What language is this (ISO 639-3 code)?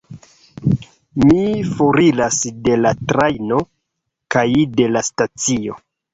epo